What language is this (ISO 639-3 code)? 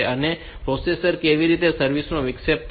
guj